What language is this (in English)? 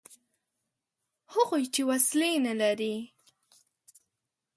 Pashto